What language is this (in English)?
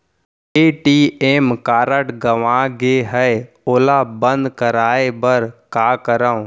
Chhattisgarhi